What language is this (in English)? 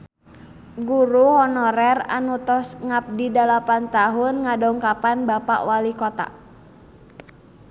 Sundanese